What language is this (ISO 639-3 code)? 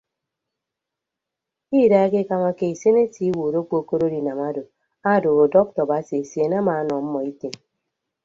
ibb